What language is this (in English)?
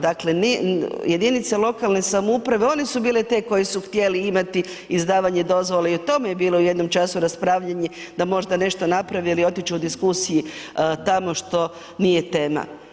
Croatian